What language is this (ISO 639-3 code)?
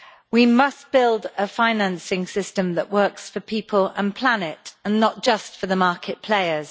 eng